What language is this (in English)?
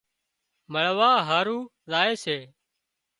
Wadiyara Koli